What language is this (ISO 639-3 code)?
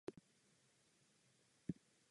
ces